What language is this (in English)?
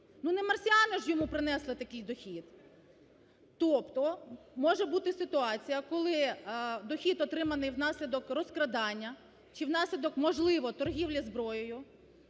Ukrainian